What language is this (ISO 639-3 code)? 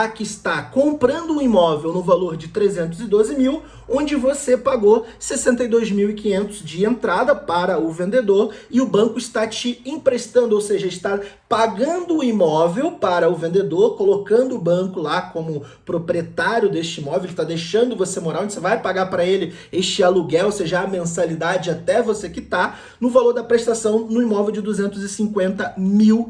por